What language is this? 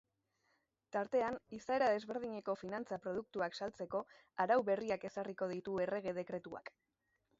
Basque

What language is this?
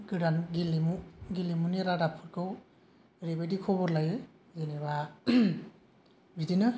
Bodo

